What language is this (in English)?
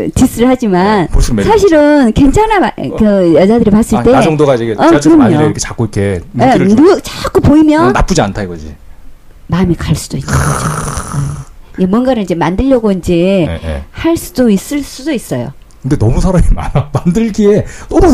Korean